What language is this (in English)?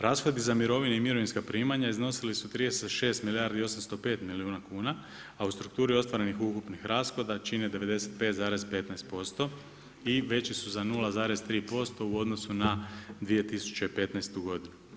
Croatian